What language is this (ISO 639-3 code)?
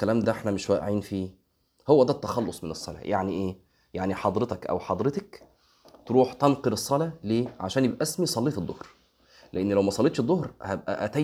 ara